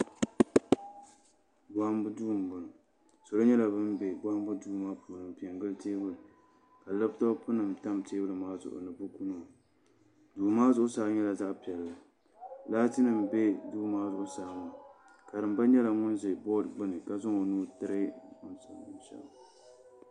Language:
Dagbani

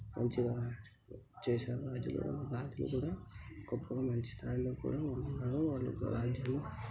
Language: Telugu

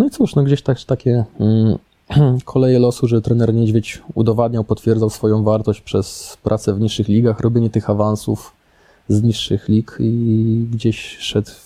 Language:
Polish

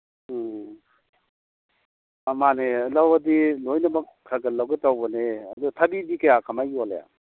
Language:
Manipuri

